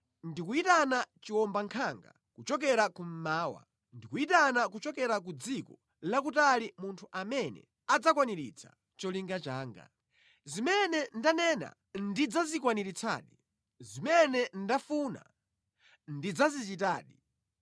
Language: Nyanja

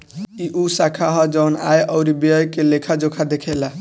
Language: Bhojpuri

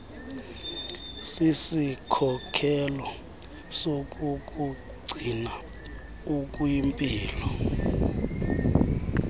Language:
Xhosa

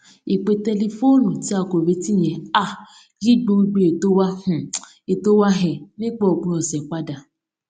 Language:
Yoruba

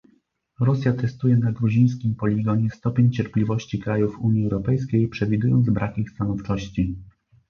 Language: Polish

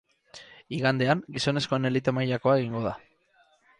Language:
Basque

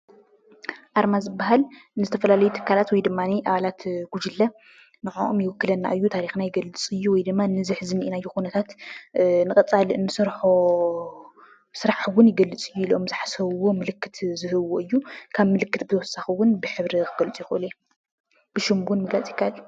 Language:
Tigrinya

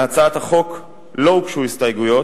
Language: Hebrew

